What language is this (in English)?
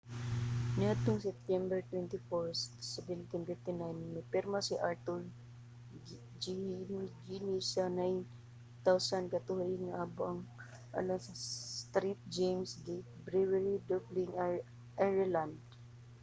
Cebuano